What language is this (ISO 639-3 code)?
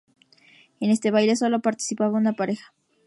spa